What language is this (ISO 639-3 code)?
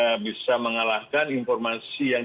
ind